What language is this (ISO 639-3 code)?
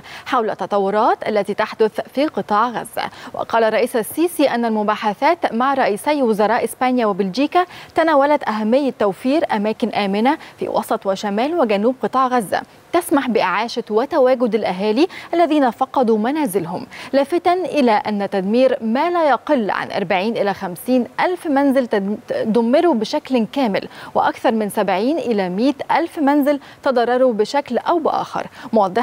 ara